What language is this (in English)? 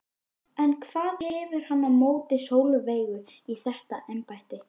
Icelandic